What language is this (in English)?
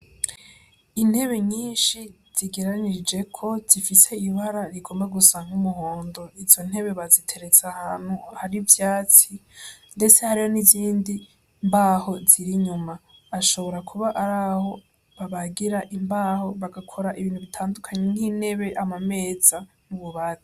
Rundi